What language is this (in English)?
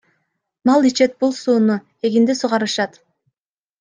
Kyrgyz